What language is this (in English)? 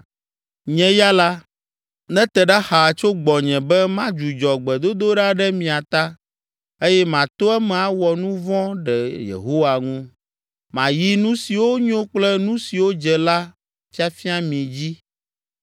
Ewe